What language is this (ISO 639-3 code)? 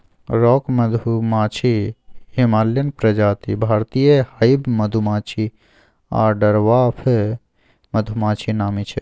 mai